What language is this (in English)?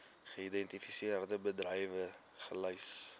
Afrikaans